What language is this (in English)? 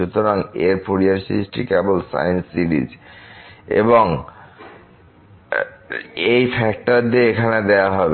Bangla